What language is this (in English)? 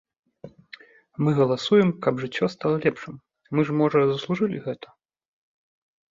Belarusian